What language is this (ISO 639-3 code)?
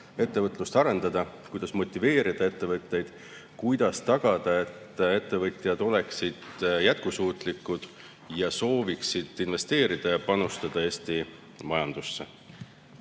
est